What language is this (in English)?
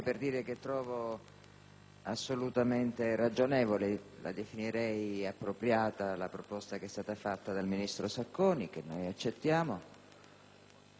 Italian